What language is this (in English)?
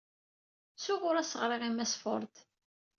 Kabyle